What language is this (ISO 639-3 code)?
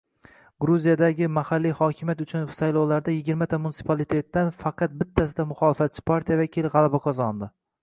uzb